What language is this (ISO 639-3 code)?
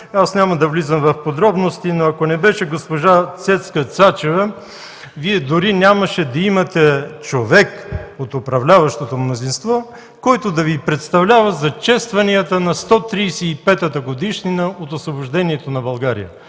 bul